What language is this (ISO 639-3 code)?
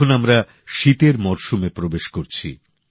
ben